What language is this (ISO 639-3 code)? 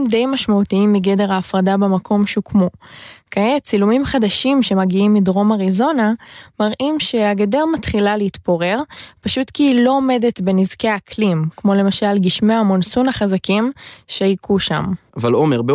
heb